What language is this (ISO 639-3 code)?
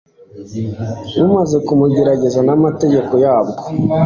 kin